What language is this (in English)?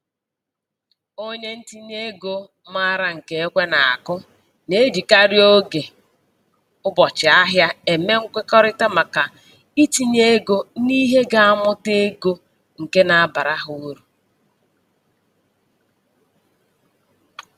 Igbo